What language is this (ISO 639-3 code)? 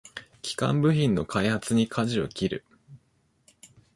jpn